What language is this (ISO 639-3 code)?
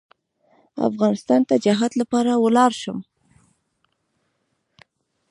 pus